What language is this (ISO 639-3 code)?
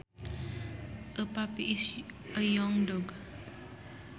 sun